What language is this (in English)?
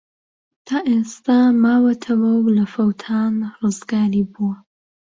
Central Kurdish